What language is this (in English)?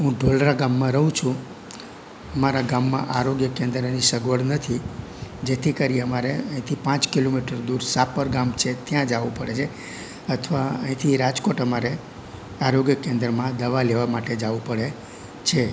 Gujarati